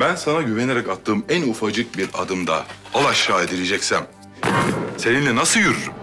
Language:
Turkish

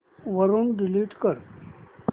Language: Marathi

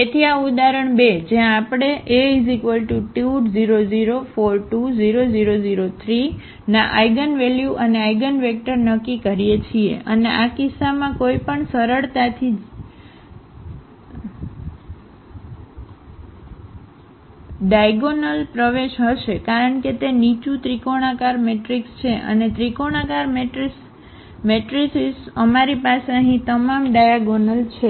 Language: Gujarati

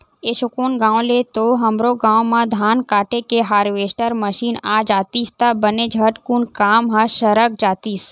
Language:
Chhattisgarhi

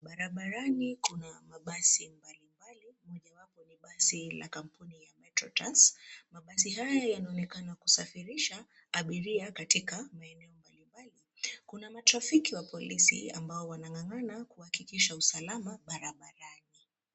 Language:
Swahili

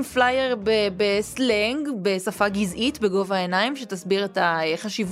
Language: Hebrew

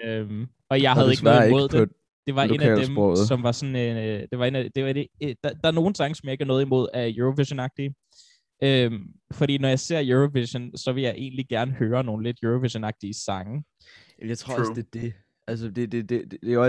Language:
Danish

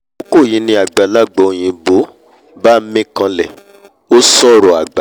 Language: Yoruba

